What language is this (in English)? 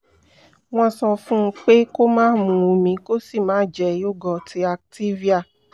Yoruba